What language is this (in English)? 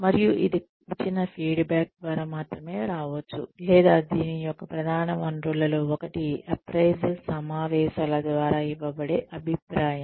Telugu